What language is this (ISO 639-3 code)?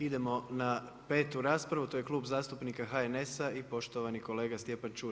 hrv